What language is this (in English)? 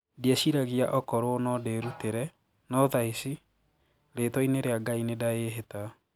Kikuyu